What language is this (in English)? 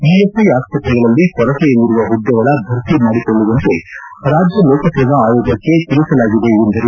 Kannada